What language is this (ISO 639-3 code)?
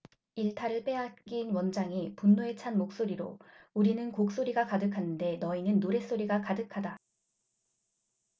kor